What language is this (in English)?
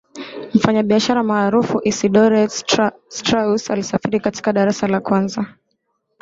Swahili